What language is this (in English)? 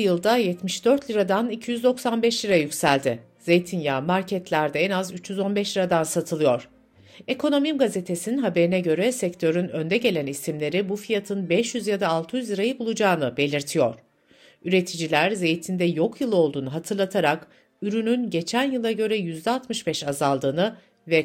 Turkish